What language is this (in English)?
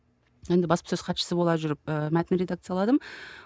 Kazakh